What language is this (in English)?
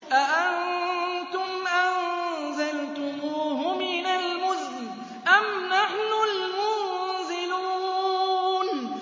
Arabic